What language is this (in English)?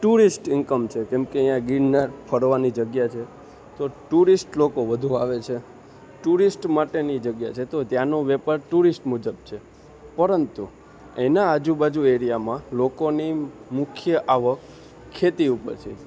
Gujarati